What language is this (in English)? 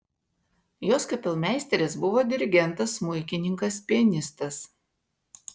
Lithuanian